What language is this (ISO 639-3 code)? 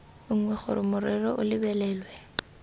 tsn